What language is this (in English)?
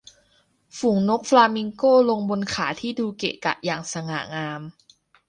Thai